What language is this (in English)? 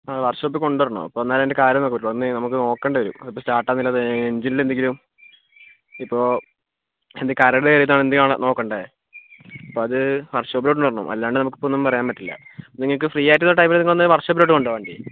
Malayalam